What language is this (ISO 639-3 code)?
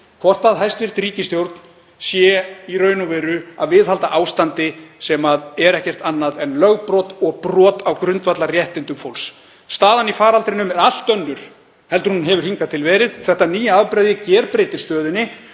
isl